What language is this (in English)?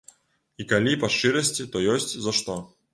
Belarusian